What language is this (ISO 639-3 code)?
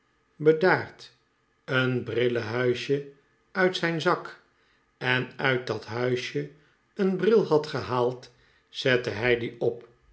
nld